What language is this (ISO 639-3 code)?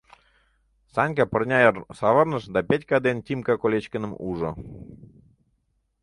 chm